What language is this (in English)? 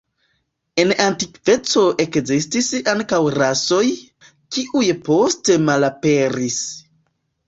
Esperanto